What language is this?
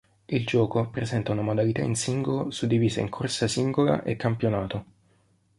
Italian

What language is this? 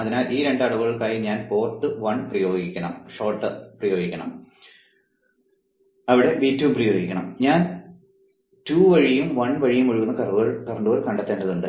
Malayalam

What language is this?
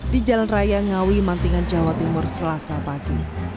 Indonesian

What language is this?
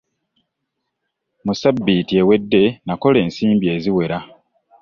Ganda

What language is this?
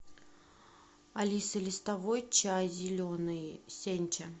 Russian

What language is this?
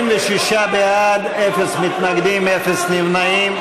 Hebrew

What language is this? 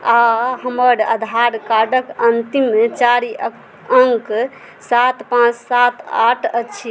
Maithili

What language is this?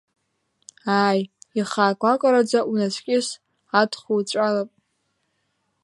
Abkhazian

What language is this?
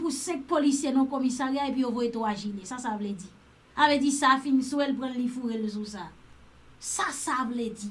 French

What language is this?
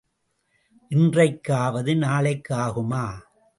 Tamil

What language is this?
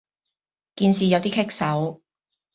Cantonese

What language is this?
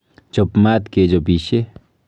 Kalenjin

